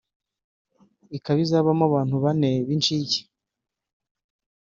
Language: Kinyarwanda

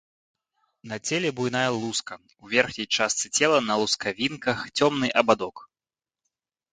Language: Belarusian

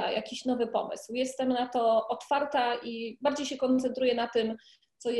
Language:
Polish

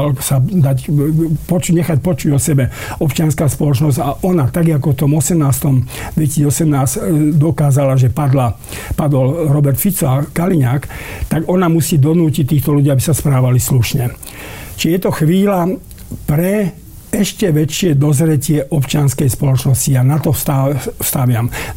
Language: Slovak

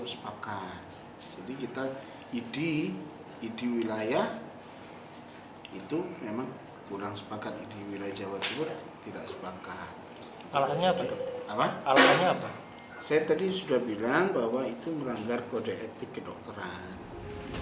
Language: Indonesian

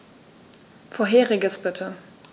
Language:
German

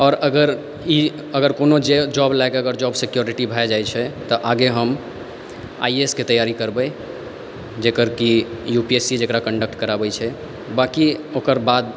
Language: Maithili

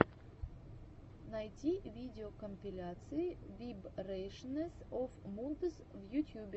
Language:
Russian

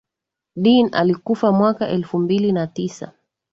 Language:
Swahili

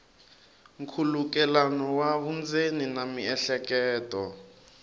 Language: Tsonga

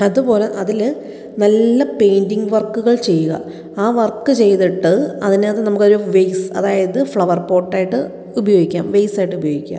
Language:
Malayalam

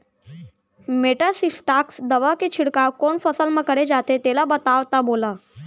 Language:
Chhattisgarhi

